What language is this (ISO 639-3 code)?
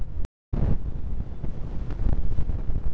hin